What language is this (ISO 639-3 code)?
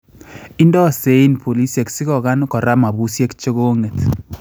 kln